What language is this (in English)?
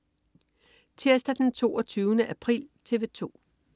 Danish